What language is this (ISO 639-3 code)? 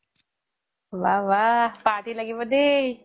asm